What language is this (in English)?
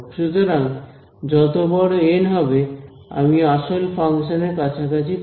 Bangla